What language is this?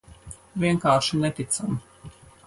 Latvian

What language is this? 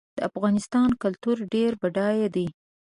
Pashto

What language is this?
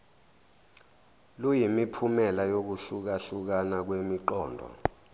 Zulu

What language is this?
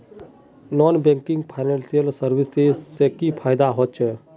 Magahi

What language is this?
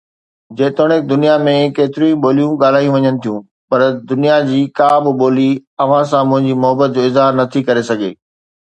Sindhi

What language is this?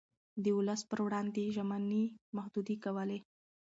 Pashto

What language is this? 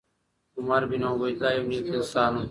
Pashto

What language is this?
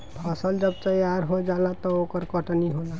Bhojpuri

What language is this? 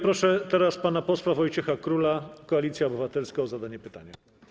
Polish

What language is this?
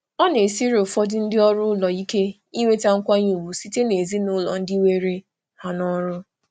Igbo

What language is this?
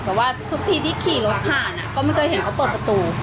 Thai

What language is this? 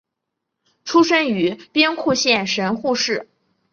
Chinese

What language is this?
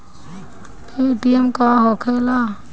Bhojpuri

